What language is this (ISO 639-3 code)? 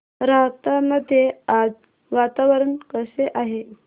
mar